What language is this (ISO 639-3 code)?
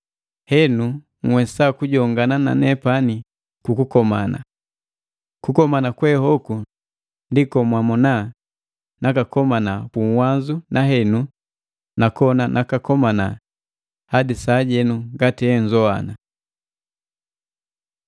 mgv